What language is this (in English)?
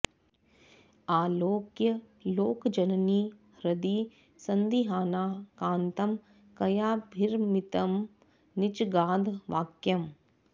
Sanskrit